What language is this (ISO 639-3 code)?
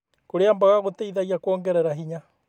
kik